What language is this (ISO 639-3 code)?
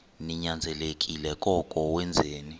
xho